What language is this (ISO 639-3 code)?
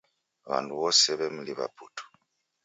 dav